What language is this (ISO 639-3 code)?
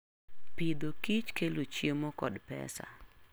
luo